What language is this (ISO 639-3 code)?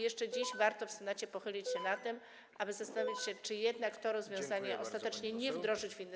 pol